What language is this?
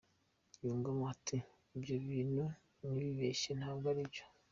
Kinyarwanda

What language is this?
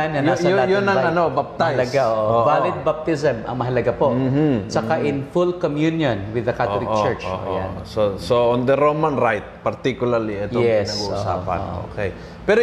Filipino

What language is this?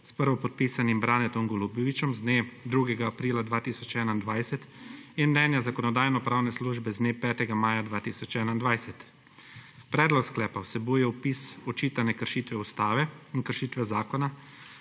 Slovenian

